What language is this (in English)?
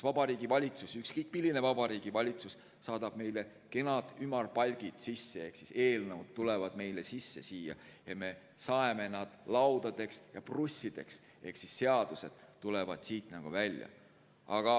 Estonian